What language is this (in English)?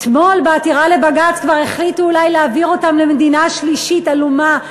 Hebrew